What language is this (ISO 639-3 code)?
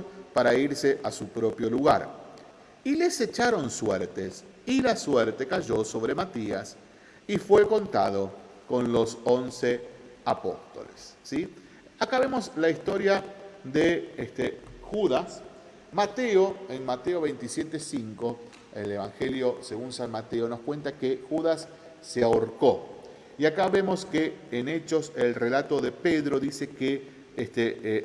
spa